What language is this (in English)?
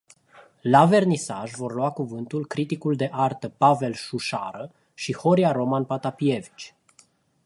Romanian